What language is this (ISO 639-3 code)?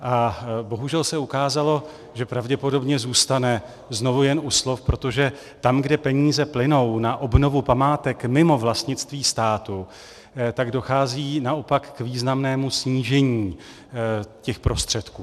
ces